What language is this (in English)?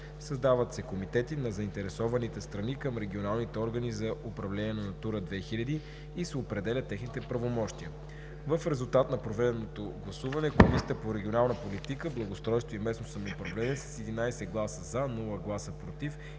Bulgarian